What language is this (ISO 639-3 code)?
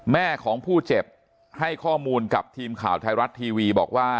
tha